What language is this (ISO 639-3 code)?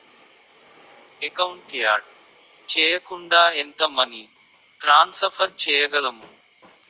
tel